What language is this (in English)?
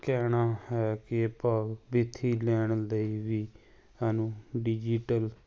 Punjabi